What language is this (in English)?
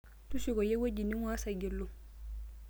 Masai